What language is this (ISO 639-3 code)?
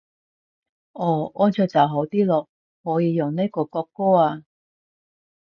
yue